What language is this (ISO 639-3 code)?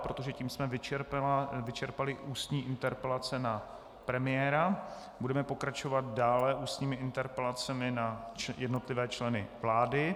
ces